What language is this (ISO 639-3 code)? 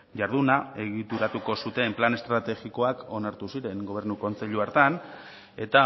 eus